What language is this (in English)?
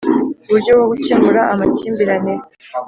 Kinyarwanda